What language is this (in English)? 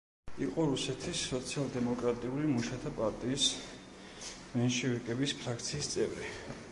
Georgian